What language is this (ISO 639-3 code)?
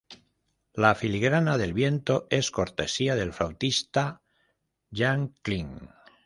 spa